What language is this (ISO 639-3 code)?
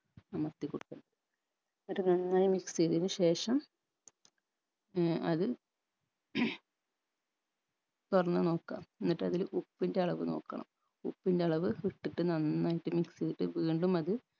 mal